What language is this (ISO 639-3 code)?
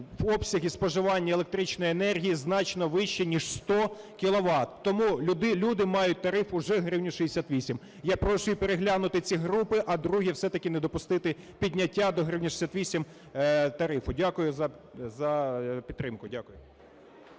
ukr